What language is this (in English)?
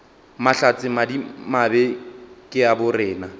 Northern Sotho